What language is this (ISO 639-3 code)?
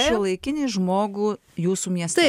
lit